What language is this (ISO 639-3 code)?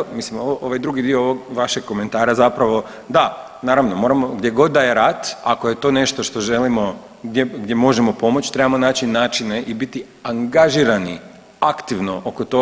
hrv